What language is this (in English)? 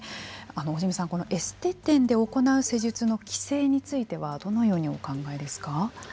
Japanese